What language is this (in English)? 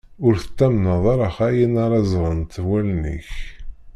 Kabyle